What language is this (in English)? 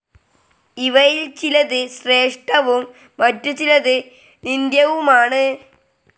Malayalam